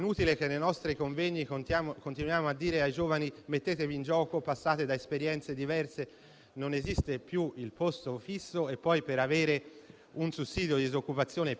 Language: Italian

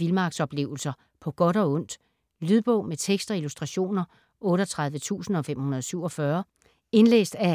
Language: Danish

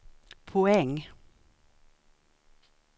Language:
Swedish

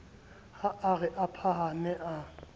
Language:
Southern Sotho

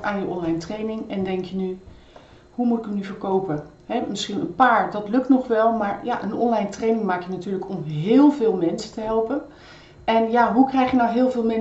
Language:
Dutch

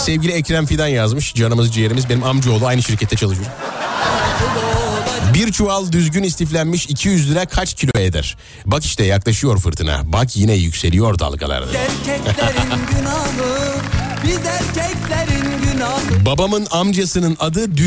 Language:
Turkish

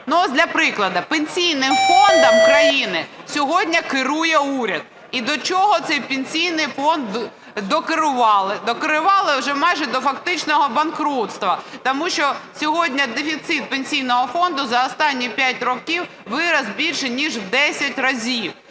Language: Ukrainian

